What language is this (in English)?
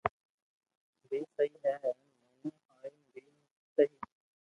Loarki